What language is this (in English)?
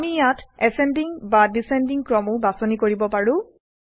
Assamese